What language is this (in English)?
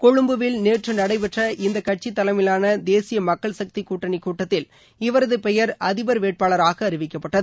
Tamil